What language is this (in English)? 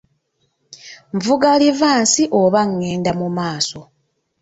Ganda